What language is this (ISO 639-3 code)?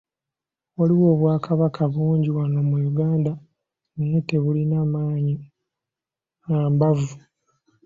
lug